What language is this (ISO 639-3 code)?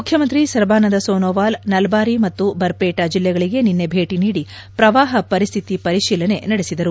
kan